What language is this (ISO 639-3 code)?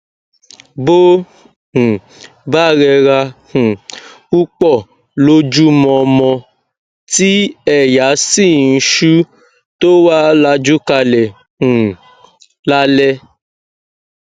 yor